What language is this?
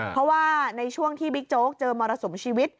Thai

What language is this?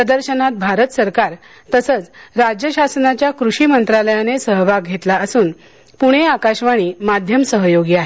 Marathi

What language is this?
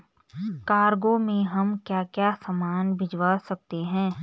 Hindi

